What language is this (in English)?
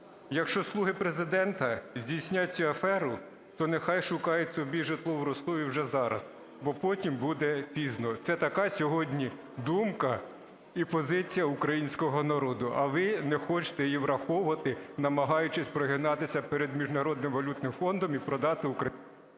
Ukrainian